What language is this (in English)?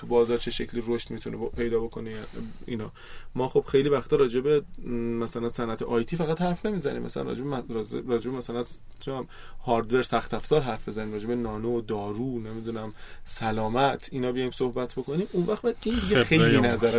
Persian